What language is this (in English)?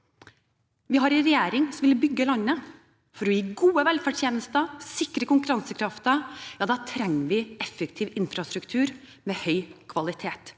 Norwegian